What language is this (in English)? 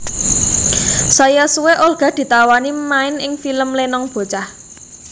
Javanese